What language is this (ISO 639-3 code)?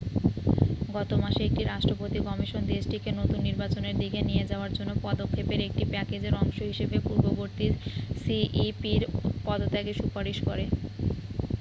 ben